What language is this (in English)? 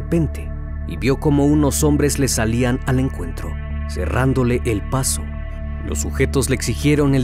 Spanish